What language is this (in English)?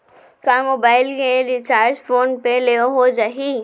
Chhattisgarhi